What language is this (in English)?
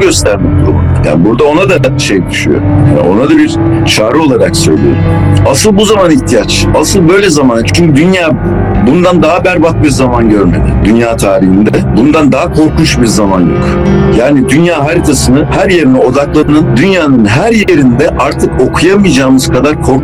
Turkish